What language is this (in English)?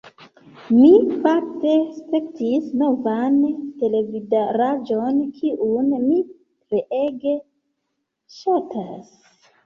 Esperanto